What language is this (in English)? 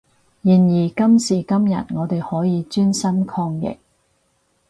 Cantonese